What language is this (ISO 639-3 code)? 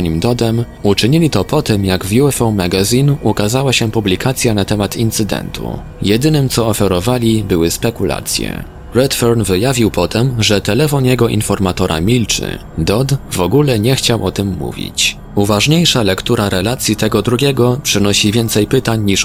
pol